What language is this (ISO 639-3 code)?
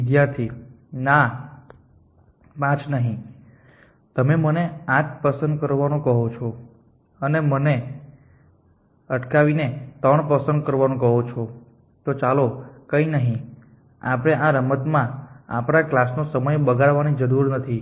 guj